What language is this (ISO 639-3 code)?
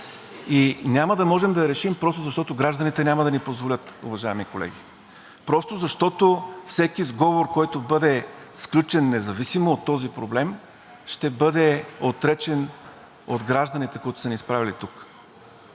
bul